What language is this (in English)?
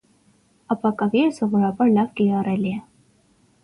Armenian